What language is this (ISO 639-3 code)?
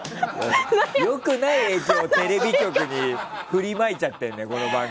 jpn